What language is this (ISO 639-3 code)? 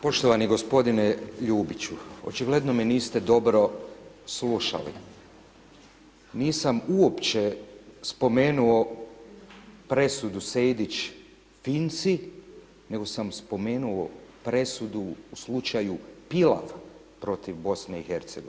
hrv